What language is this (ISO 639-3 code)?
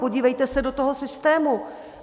ces